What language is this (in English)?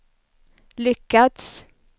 Swedish